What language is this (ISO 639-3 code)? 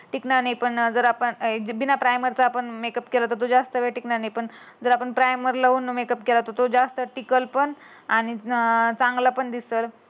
mar